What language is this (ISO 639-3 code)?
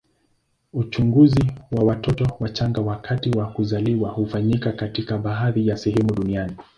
swa